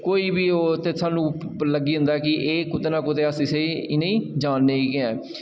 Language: Dogri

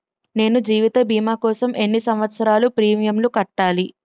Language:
Telugu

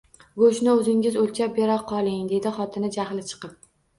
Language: Uzbek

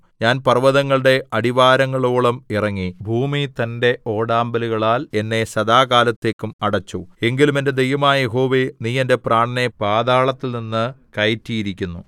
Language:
Malayalam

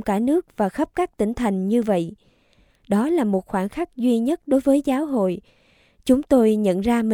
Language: Vietnamese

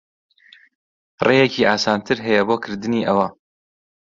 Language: Central Kurdish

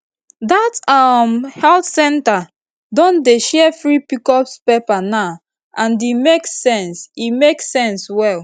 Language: Nigerian Pidgin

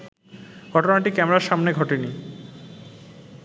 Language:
Bangla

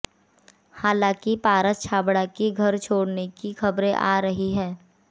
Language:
Hindi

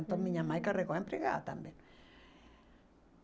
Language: Portuguese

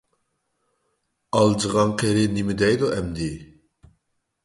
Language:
Uyghur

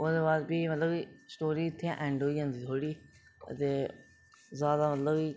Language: Dogri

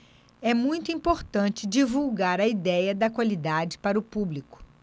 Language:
Portuguese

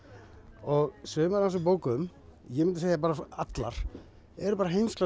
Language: Icelandic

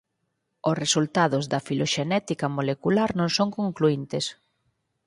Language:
Galician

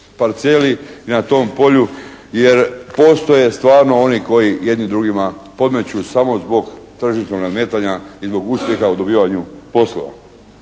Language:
Croatian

